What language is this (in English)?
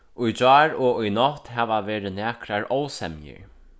Faroese